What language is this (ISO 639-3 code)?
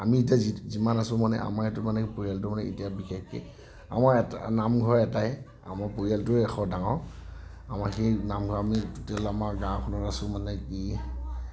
asm